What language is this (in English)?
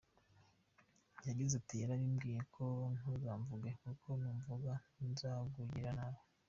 Kinyarwanda